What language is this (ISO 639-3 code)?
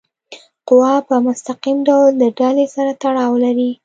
pus